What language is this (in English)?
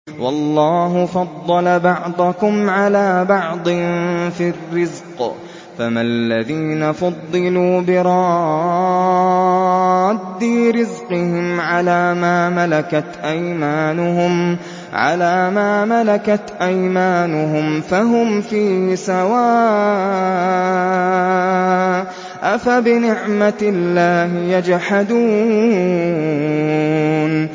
Arabic